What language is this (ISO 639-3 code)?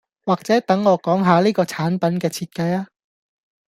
yue